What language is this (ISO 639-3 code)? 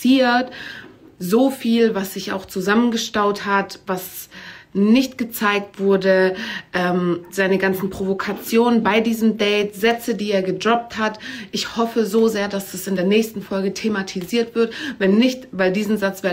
deu